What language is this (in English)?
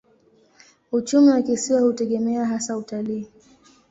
Swahili